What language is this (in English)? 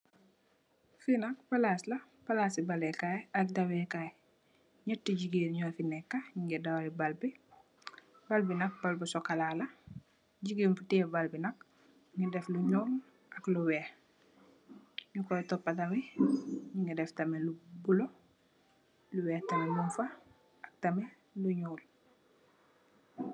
Wolof